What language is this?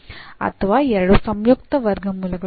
Kannada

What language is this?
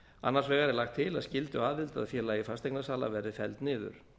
Icelandic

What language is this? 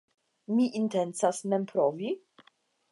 Esperanto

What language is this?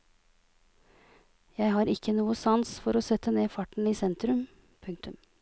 Norwegian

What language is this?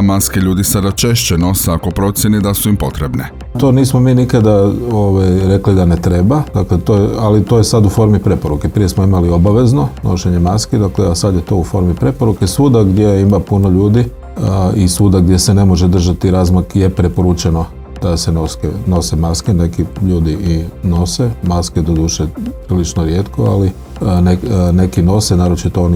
Croatian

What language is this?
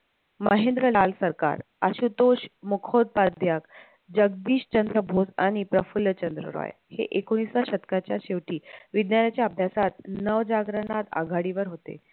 Marathi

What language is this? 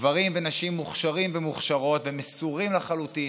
Hebrew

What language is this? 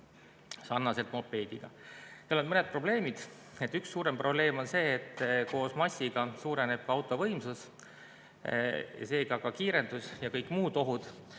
Estonian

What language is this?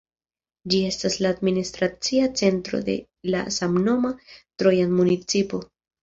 Esperanto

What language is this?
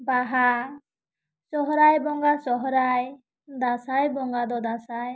Santali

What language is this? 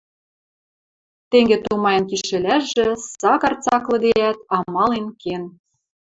Western Mari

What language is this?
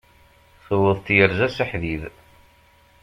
Kabyle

